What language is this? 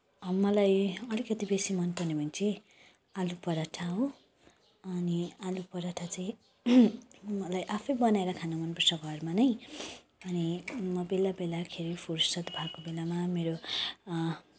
Nepali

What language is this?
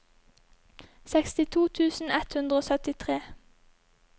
Norwegian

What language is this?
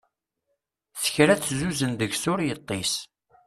Kabyle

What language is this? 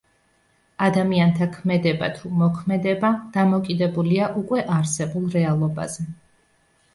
Georgian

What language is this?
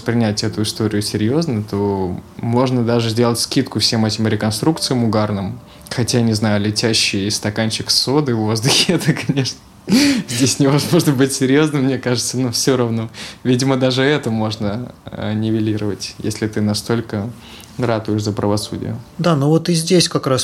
Russian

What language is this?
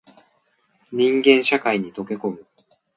Japanese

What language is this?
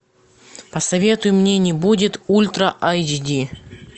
Russian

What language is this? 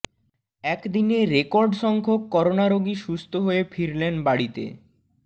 Bangla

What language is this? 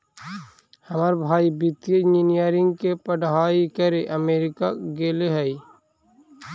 Magahi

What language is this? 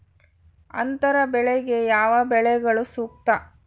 Kannada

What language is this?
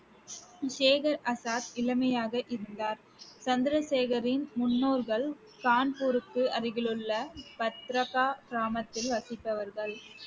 Tamil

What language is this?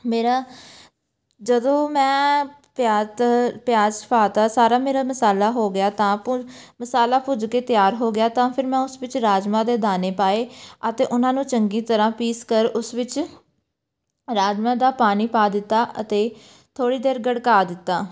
Punjabi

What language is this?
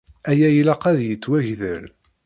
Kabyle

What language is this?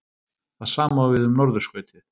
Icelandic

